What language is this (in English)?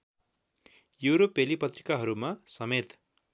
Nepali